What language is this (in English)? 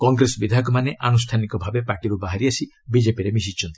Odia